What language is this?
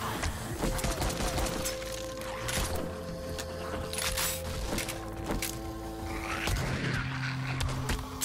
Thai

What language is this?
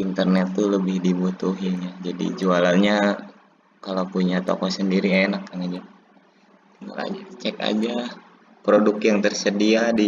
Indonesian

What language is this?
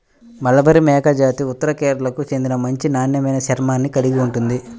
Telugu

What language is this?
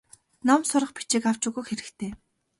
Mongolian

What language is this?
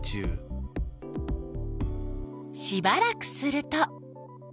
Japanese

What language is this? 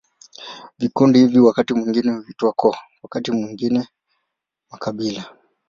Swahili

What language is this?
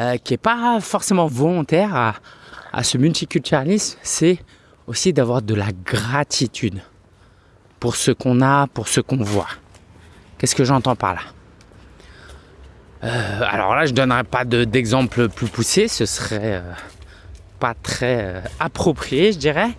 French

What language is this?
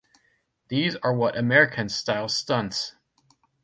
English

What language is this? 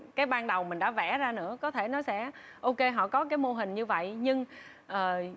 Vietnamese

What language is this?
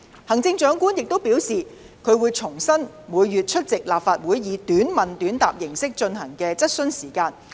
Cantonese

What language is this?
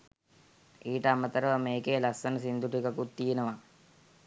Sinhala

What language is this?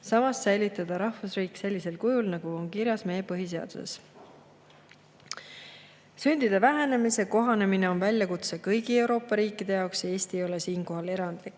Estonian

